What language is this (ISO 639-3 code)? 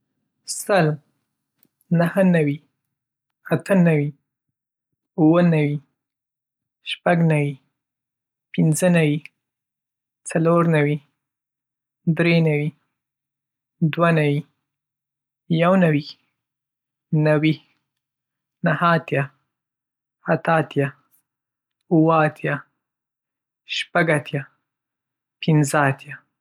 pus